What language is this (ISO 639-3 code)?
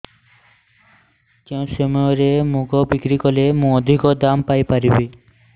ori